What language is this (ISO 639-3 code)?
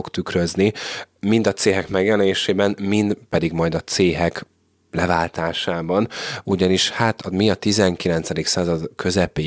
hun